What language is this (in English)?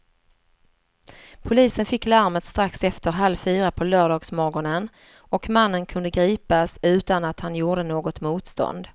Swedish